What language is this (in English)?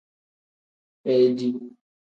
Tem